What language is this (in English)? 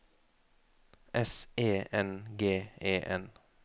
Norwegian